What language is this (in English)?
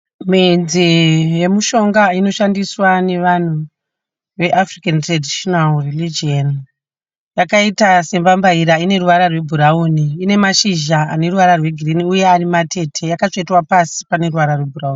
Shona